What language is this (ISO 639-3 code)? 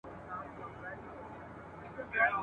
pus